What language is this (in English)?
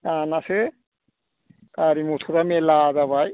Bodo